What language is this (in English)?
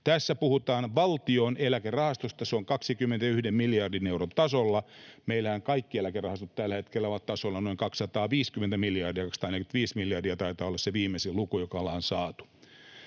Finnish